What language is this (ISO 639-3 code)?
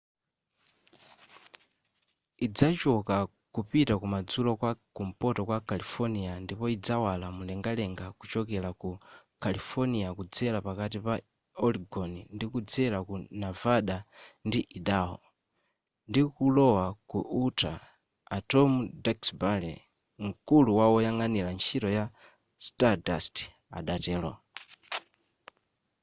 nya